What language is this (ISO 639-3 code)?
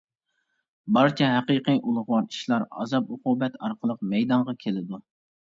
uig